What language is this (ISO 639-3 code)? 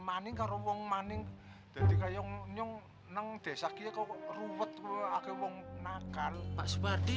ind